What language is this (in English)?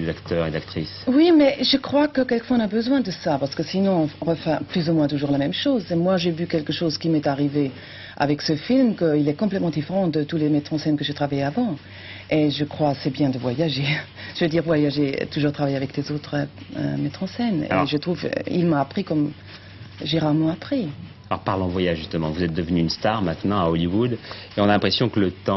French